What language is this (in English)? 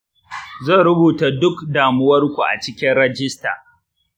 Hausa